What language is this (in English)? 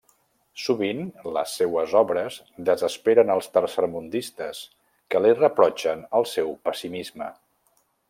Catalan